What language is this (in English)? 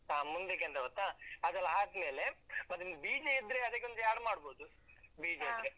Kannada